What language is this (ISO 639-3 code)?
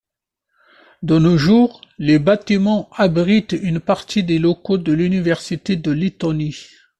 fra